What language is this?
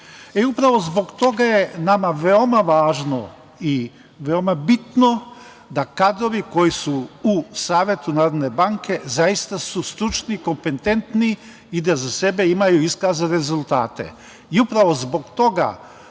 Serbian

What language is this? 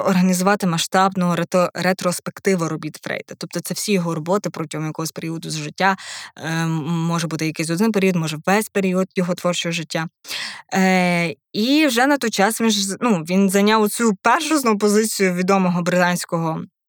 Ukrainian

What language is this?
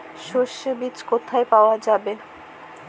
Bangla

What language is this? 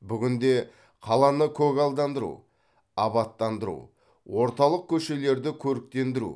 Kazakh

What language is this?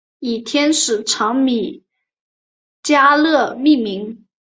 Chinese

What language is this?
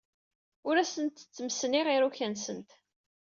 Kabyle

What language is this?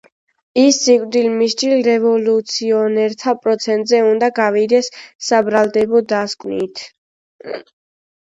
Georgian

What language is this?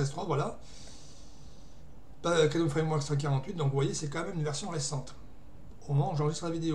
French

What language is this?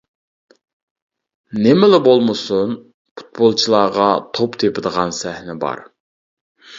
Uyghur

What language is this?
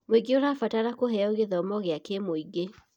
Kikuyu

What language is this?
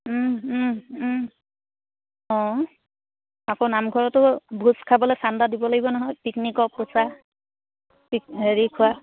Assamese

